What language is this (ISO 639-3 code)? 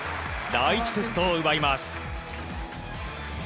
jpn